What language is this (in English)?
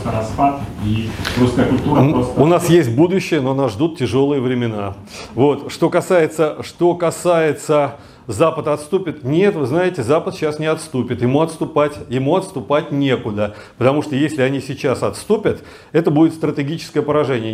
Russian